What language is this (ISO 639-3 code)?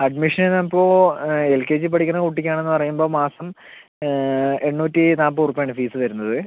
mal